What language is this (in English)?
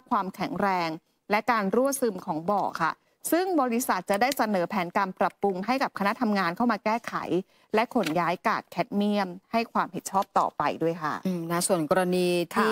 Thai